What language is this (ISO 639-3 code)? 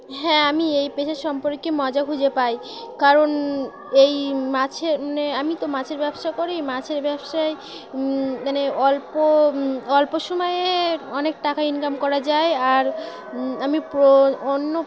ben